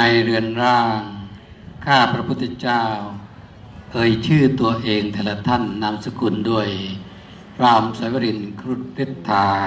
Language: Thai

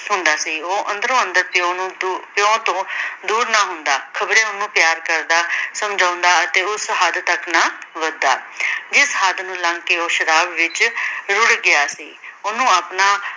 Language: Punjabi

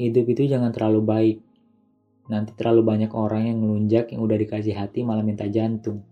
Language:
Indonesian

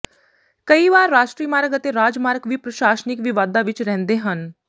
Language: Punjabi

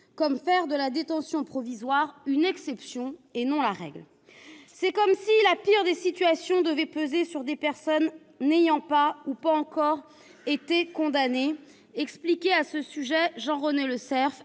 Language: French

